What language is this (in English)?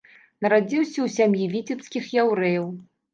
Belarusian